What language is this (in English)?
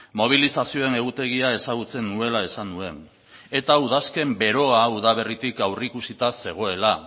Basque